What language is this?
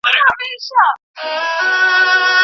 Pashto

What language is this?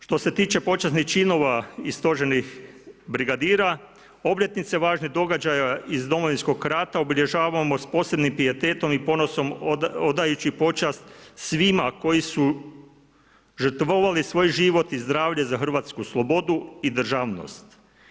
Croatian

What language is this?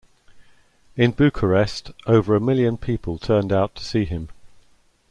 English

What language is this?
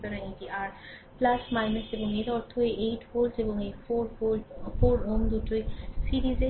Bangla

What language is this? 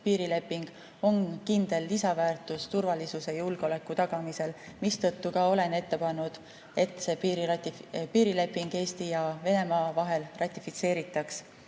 Estonian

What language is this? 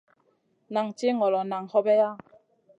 Masana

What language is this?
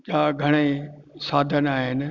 Sindhi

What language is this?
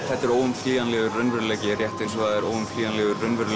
Icelandic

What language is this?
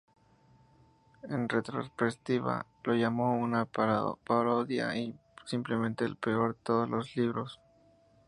Spanish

